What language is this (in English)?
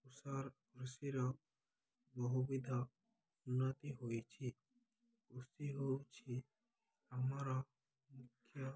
Odia